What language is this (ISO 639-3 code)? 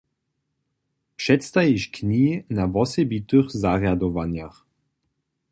hsb